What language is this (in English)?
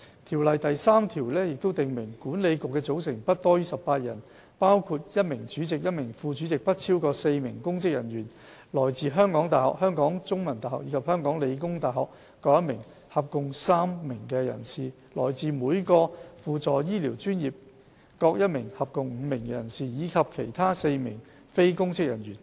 Cantonese